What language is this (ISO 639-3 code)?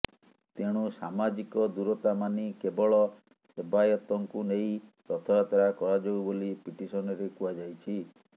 ori